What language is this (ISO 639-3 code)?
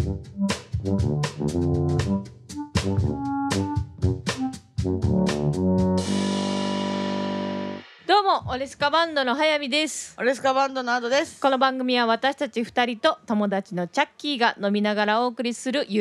jpn